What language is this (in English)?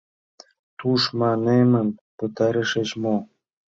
Mari